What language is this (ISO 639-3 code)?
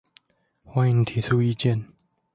zho